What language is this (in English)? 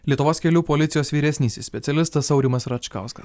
Lithuanian